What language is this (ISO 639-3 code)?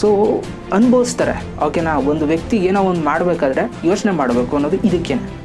kor